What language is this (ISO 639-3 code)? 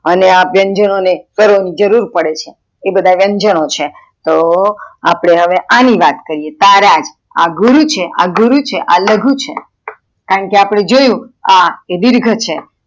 guj